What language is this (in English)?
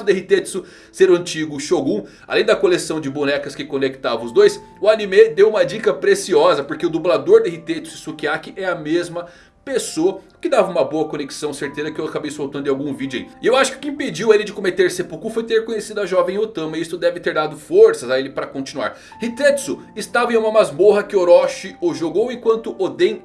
Portuguese